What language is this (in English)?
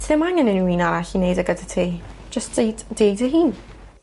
Welsh